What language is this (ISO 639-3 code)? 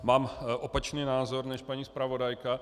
ces